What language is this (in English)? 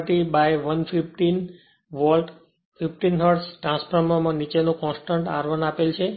Gujarati